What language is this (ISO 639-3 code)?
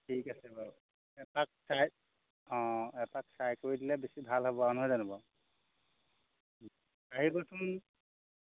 asm